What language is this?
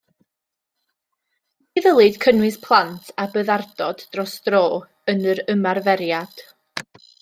Welsh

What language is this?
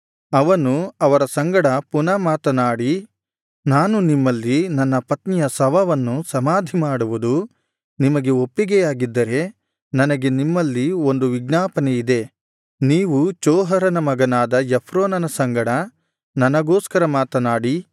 Kannada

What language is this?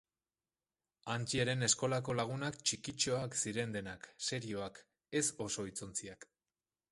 Basque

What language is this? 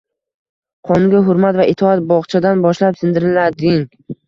Uzbek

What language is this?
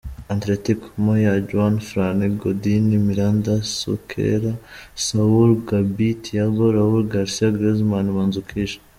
Kinyarwanda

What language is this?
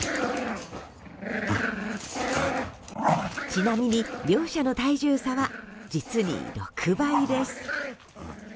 Japanese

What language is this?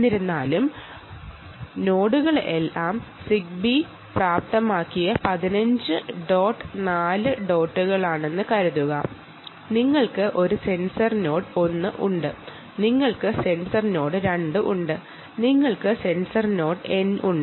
Malayalam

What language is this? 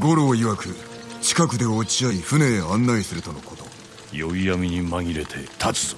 Japanese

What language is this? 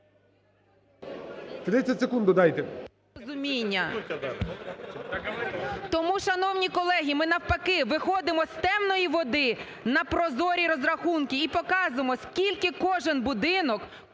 Ukrainian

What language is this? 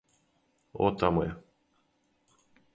Serbian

